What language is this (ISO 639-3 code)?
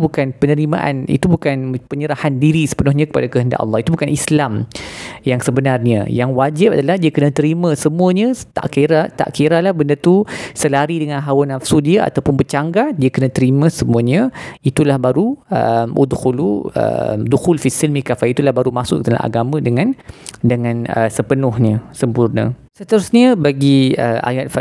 msa